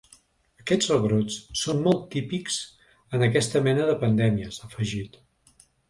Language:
Catalan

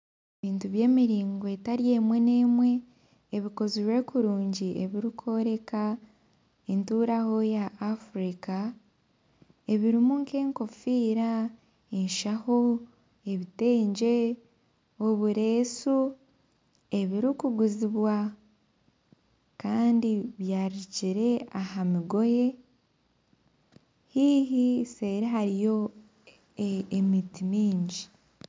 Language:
Nyankole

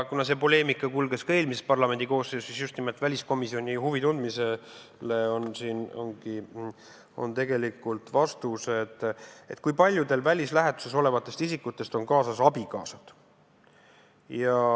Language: Estonian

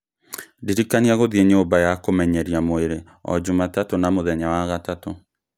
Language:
Kikuyu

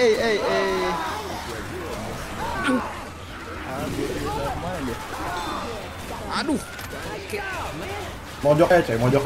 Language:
Indonesian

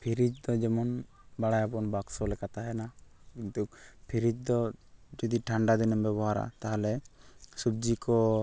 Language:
Santali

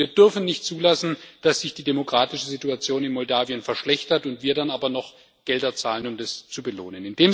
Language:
German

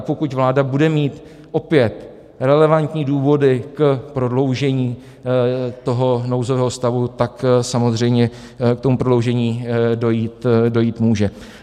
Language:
Czech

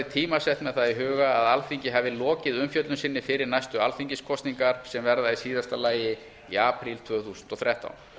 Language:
Icelandic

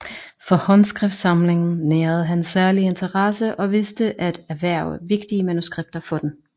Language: Danish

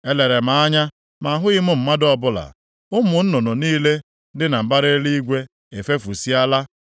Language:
Igbo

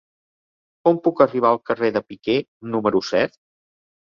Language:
Catalan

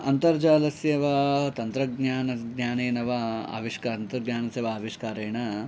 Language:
Sanskrit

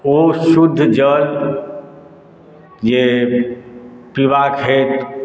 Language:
Maithili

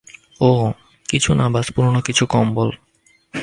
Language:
Bangla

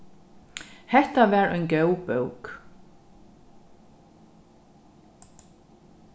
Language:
Faroese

